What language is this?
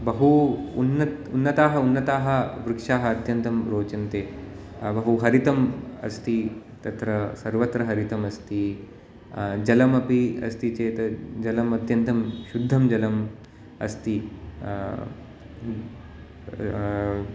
Sanskrit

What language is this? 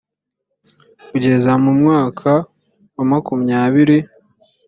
Kinyarwanda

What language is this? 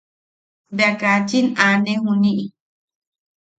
Yaqui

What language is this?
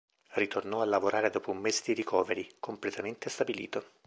Italian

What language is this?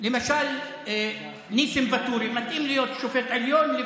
Hebrew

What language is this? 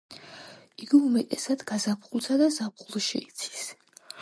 Georgian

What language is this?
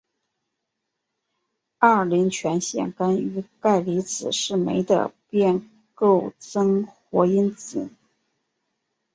Chinese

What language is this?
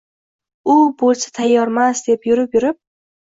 Uzbek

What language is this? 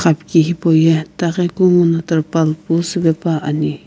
Sumi Naga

